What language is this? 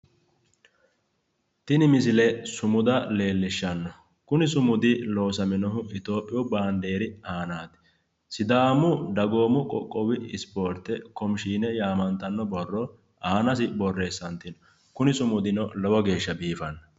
Sidamo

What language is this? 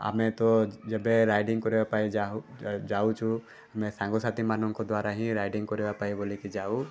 Odia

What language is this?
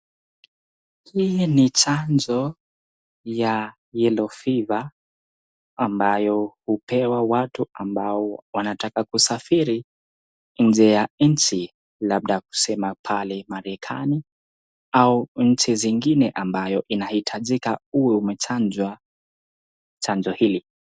Swahili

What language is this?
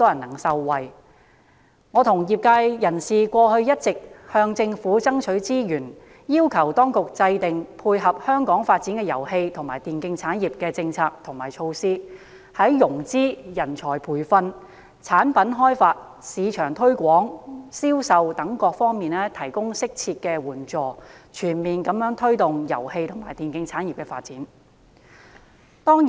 Cantonese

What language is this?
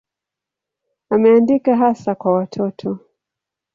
Swahili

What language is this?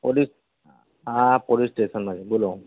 Gujarati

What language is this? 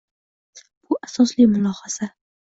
Uzbek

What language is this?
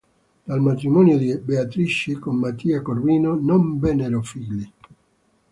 Italian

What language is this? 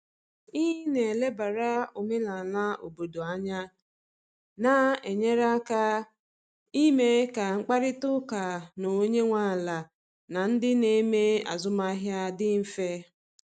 Igbo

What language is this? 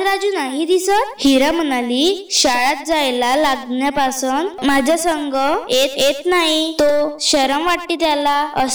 Marathi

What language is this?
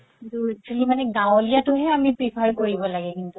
Assamese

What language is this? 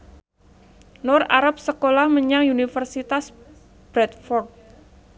Javanese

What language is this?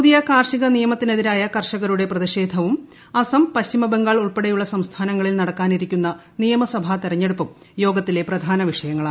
Malayalam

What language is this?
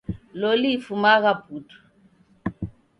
Taita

